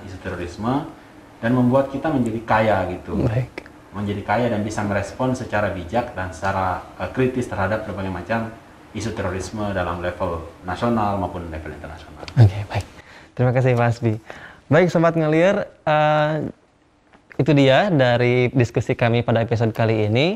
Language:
Indonesian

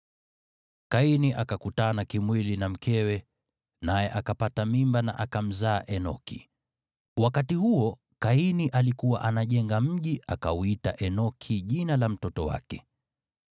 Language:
Swahili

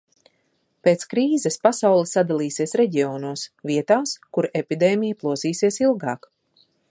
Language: Latvian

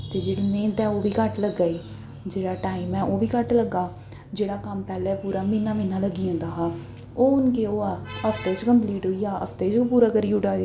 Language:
Dogri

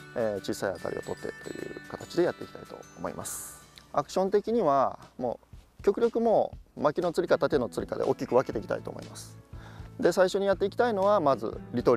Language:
Japanese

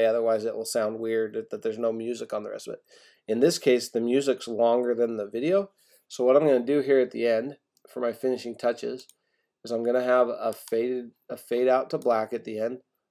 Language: English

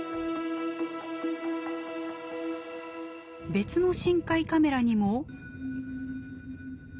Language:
Japanese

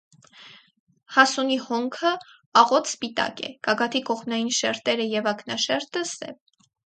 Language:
Armenian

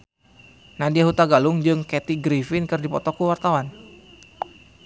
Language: Sundanese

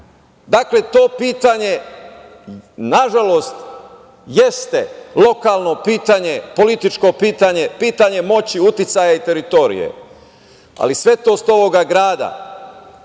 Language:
Serbian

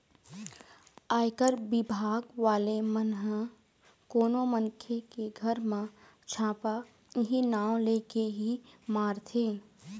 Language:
Chhattisgarhi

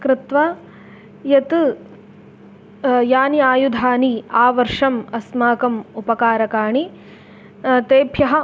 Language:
Sanskrit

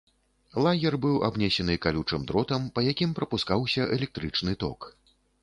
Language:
Belarusian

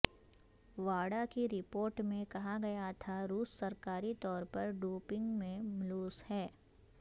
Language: Urdu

